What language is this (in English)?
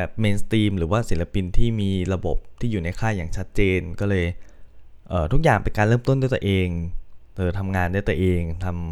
Thai